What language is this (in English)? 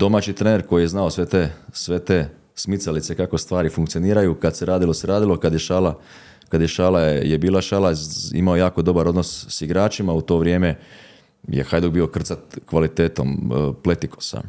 Croatian